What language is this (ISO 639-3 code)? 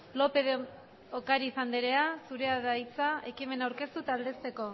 eus